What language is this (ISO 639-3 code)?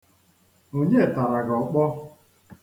ibo